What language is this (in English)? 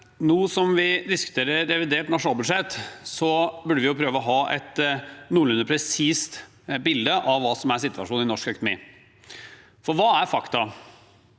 Norwegian